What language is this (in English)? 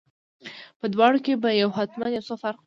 Pashto